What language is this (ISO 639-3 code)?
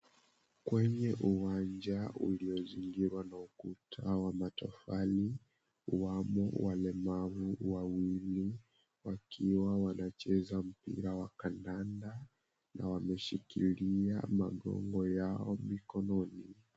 swa